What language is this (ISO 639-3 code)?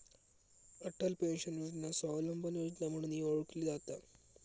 mar